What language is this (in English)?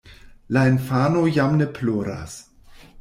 Esperanto